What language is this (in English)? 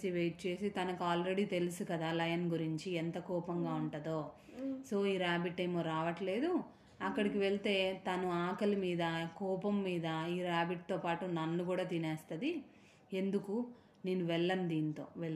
Telugu